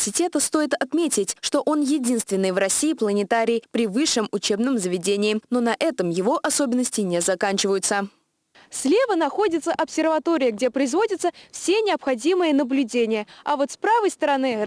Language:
Russian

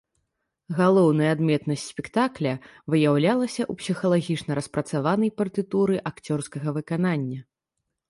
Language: Belarusian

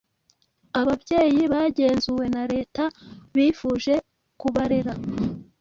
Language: Kinyarwanda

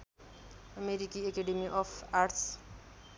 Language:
Nepali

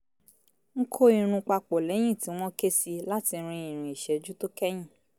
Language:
Yoruba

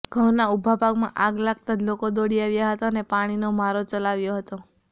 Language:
Gujarati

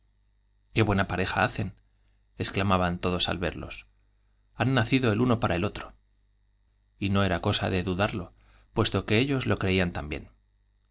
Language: Spanish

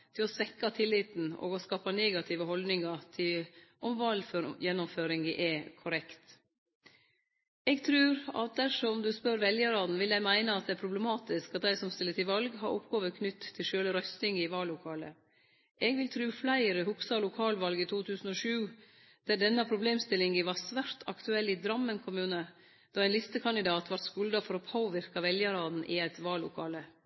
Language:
Norwegian Nynorsk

